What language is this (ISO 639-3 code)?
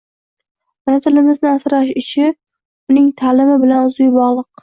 uzb